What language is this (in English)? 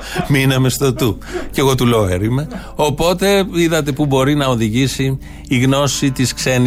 Greek